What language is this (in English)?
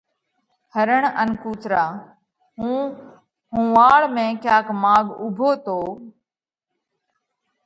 Parkari Koli